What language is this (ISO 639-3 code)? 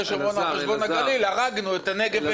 heb